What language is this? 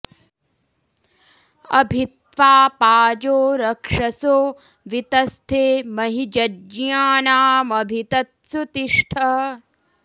Sanskrit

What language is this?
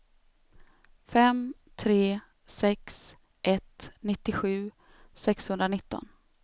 Swedish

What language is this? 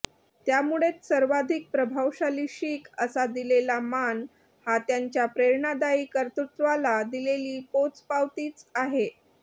Marathi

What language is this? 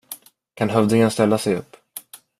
Swedish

